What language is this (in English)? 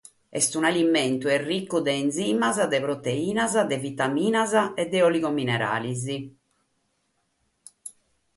Sardinian